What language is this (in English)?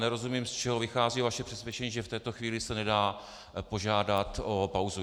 Czech